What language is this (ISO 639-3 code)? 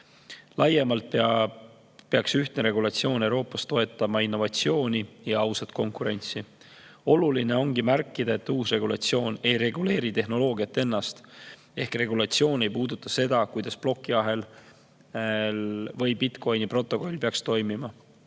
est